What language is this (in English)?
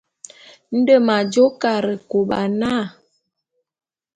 Bulu